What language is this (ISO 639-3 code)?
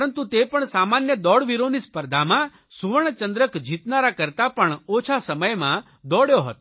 guj